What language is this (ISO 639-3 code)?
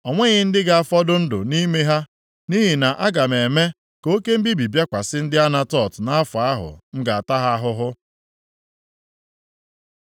ibo